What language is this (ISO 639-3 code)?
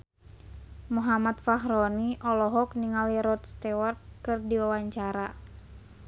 sun